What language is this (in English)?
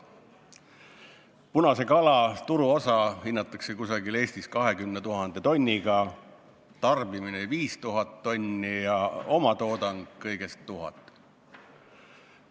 Estonian